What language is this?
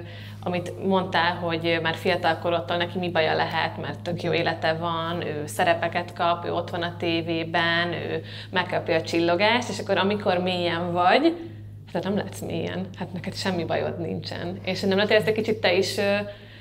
Hungarian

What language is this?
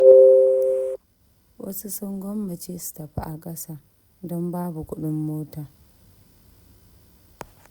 Hausa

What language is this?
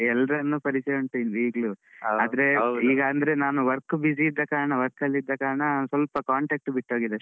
Kannada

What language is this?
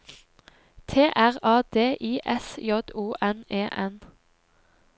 Norwegian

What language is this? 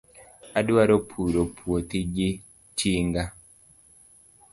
Luo (Kenya and Tanzania)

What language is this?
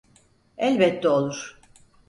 Turkish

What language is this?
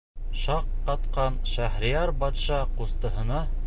Bashkir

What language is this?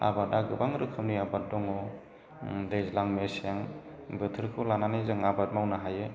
Bodo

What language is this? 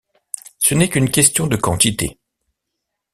French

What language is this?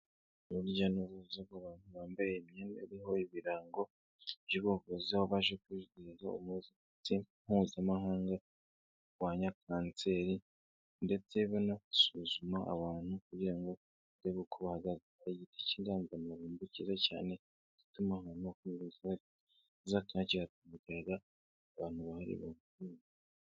Kinyarwanda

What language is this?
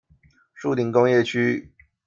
Chinese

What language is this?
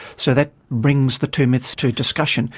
English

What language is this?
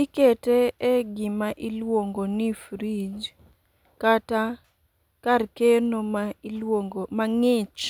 Luo (Kenya and Tanzania)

